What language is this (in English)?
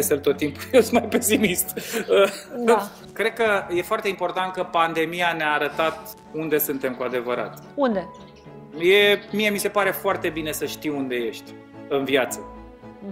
Romanian